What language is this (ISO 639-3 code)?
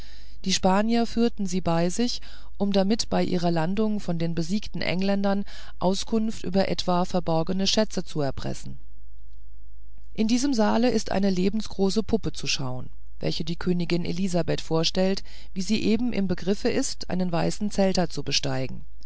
deu